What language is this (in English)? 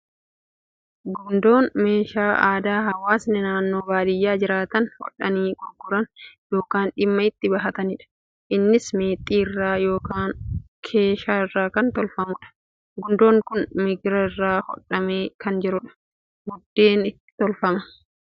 Oromo